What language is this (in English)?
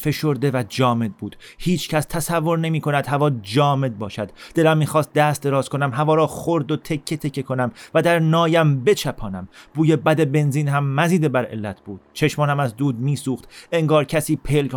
Persian